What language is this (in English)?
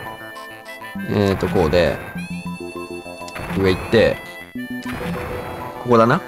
Japanese